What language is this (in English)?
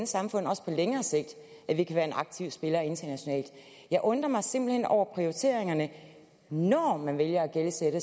Danish